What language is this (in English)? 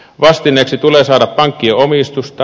Finnish